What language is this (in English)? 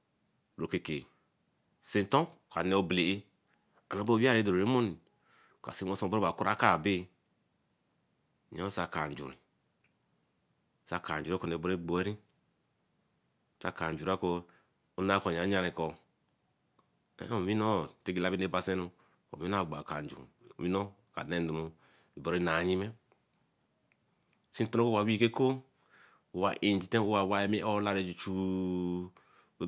Eleme